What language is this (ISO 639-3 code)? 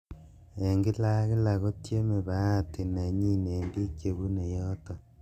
kln